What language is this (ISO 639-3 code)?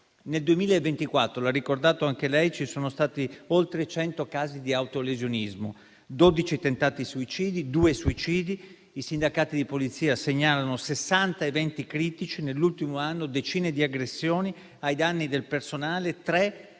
ita